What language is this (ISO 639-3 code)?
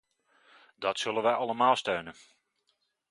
nld